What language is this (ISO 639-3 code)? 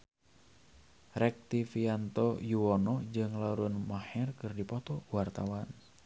sun